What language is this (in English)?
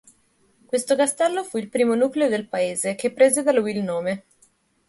Italian